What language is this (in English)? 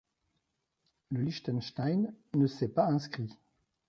French